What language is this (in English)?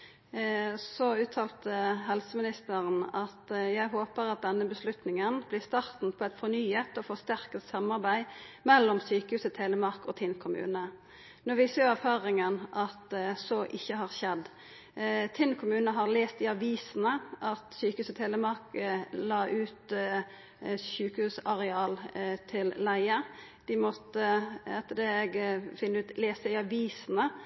Norwegian Nynorsk